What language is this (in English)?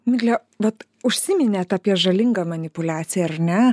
Lithuanian